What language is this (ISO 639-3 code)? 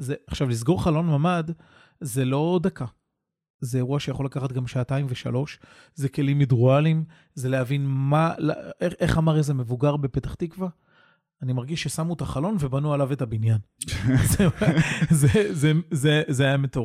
heb